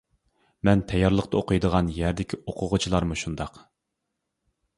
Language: Uyghur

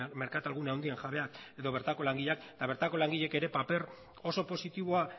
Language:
Basque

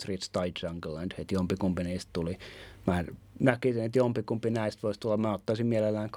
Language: Finnish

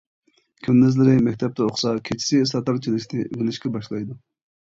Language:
Uyghur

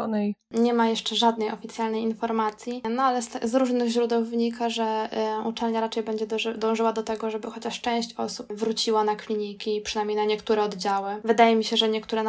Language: Polish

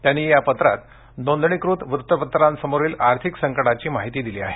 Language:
Marathi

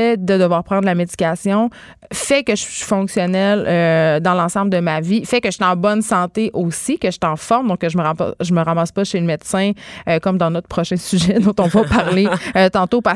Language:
French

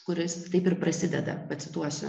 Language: Lithuanian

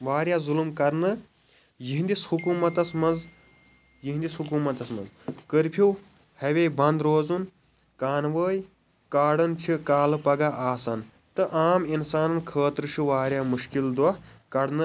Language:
Kashmiri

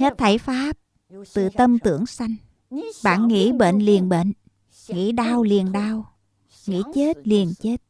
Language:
Vietnamese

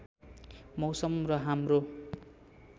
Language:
Nepali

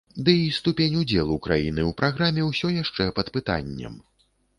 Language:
Belarusian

